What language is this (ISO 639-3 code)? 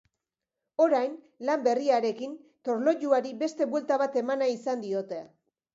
eus